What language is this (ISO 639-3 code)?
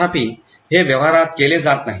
mar